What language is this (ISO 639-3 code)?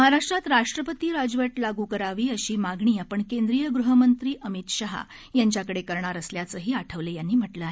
mar